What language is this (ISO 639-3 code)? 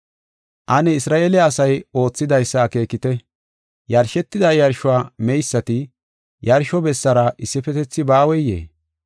gof